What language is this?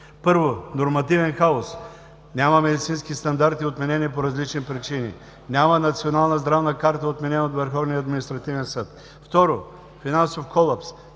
Bulgarian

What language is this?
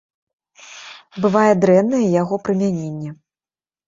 Belarusian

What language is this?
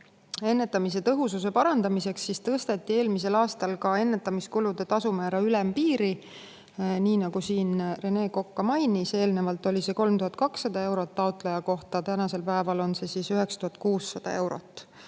Estonian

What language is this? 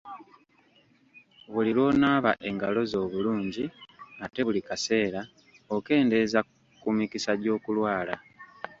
Ganda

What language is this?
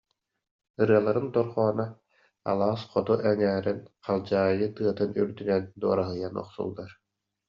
Yakut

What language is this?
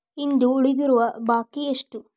Kannada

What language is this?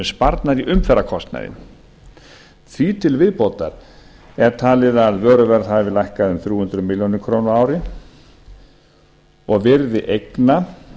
Icelandic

